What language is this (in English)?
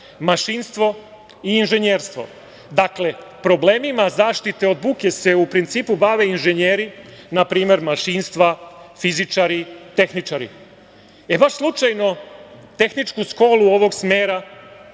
Serbian